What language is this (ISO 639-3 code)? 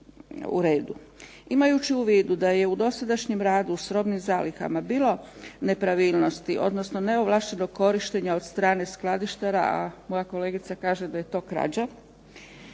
hrv